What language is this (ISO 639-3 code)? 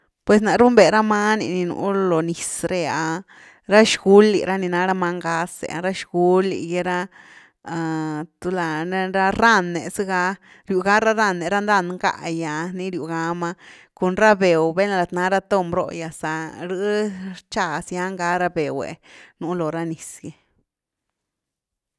ztu